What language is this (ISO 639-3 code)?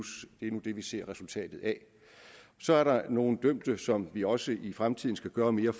dan